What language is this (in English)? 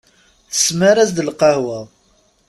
Kabyle